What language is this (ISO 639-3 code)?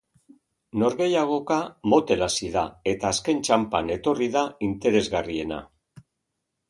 eus